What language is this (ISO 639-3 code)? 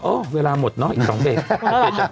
tha